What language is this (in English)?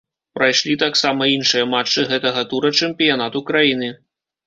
Belarusian